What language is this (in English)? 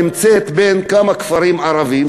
Hebrew